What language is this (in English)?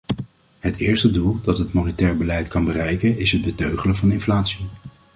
Dutch